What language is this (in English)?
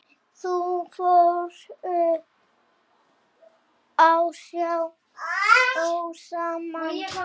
Icelandic